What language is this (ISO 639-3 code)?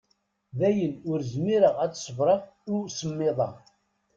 kab